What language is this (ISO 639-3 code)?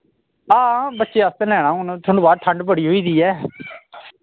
doi